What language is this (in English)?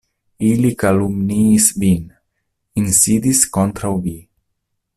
Esperanto